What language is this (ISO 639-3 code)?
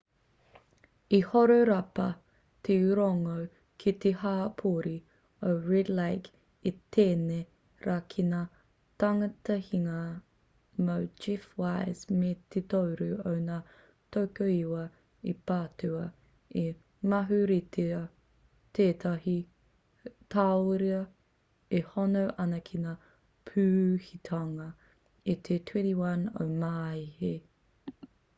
mri